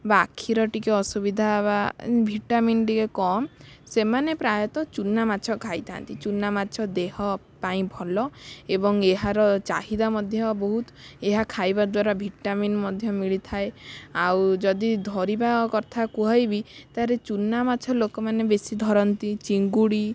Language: Odia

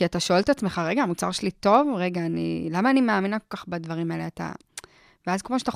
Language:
Hebrew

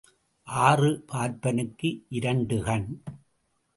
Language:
Tamil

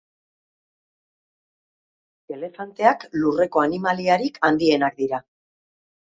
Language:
Basque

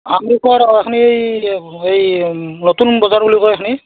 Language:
Assamese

